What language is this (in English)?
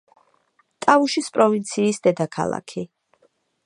Georgian